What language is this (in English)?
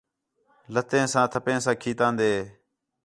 Khetrani